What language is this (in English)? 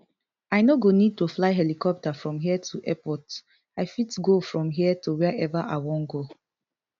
Nigerian Pidgin